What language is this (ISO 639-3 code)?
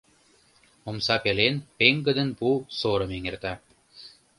chm